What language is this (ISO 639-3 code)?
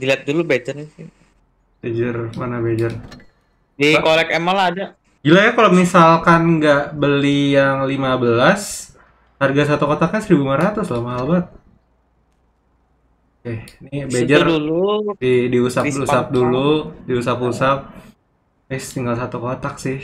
ind